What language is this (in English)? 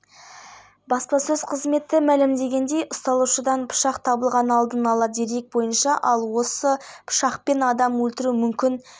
Kazakh